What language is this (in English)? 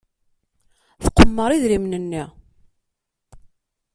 Kabyle